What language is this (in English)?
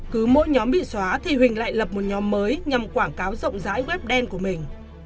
Vietnamese